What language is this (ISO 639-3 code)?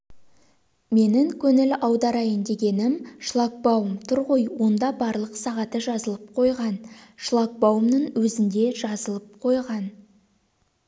kaz